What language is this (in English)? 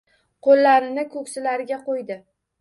Uzbek